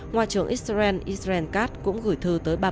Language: Vietnamese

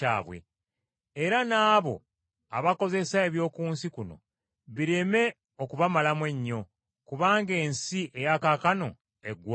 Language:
Ganda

